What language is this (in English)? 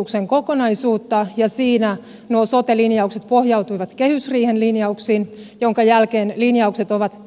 Finnish